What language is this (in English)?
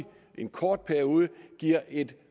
Danish